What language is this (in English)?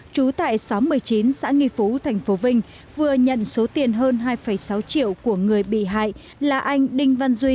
Vietnamese